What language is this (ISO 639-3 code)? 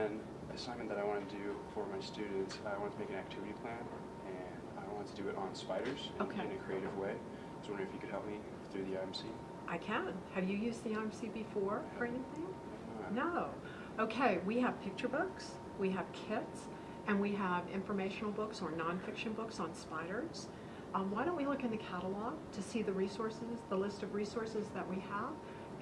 eng